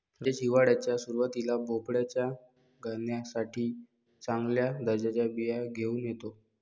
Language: Marathi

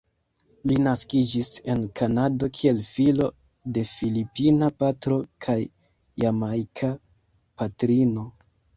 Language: Esperanto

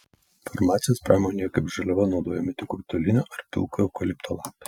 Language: Lithuanian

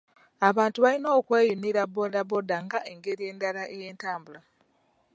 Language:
Ganda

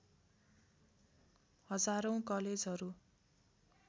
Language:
Nepali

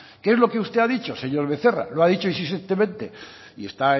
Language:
Spanish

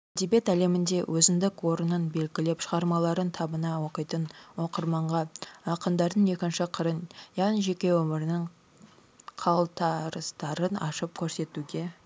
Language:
Kazakh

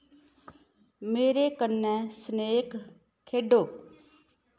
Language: Dogri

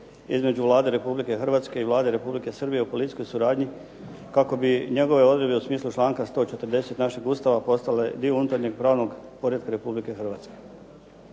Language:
Croatian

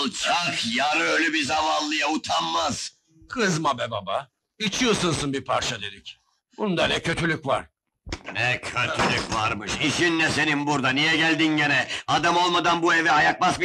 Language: Turkish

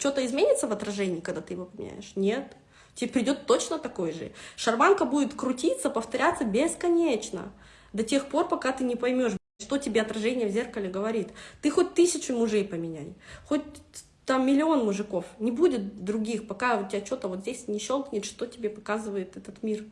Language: Russian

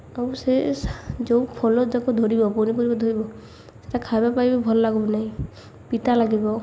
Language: Odia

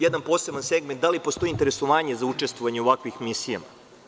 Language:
Serbian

